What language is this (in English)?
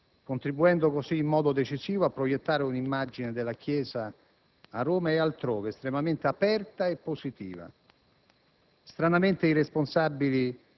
Italian